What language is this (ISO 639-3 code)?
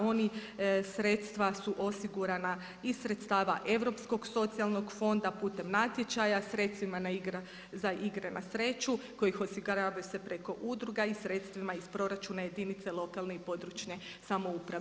hrv